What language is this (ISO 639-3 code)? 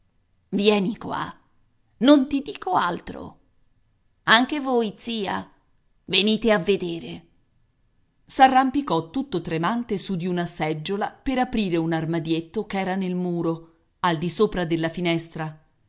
ita